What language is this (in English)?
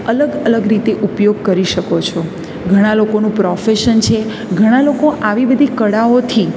Gujarati